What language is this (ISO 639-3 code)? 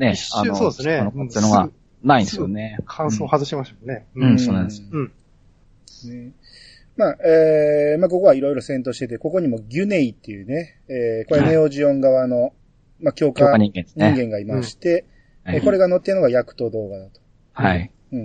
jpn